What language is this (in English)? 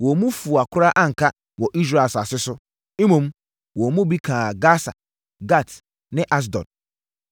Akan